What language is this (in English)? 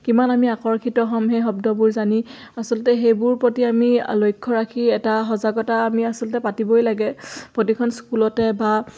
Assamese